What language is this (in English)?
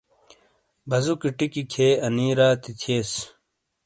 Shina